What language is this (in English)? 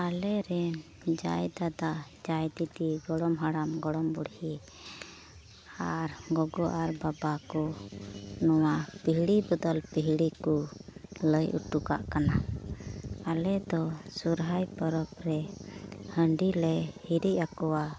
Santali